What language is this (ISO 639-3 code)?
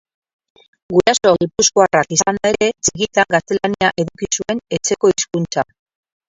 eus